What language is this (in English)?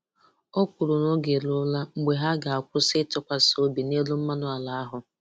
Igbo